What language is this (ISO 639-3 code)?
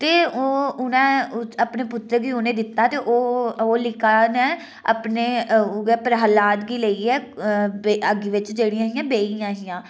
doi